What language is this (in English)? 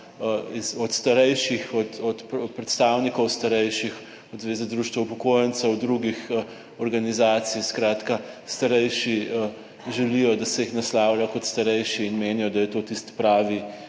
Slovenian